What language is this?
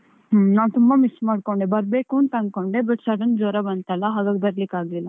Kannada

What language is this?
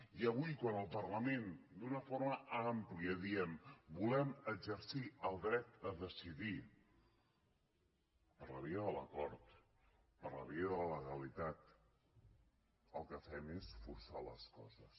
Catalan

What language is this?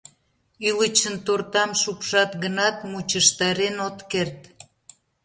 Mari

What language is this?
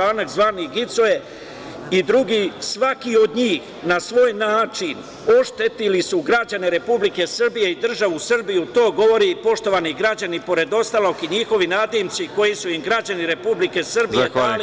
Serbian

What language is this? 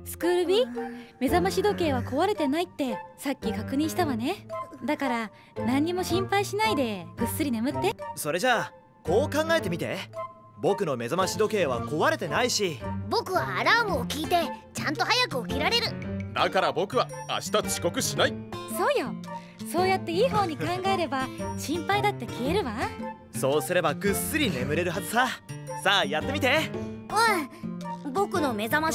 Japanese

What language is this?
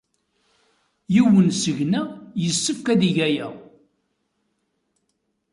Kabyle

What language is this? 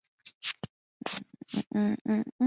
Chinese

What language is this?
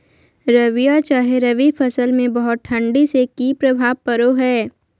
Magahi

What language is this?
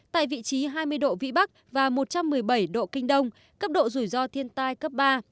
Vietnamese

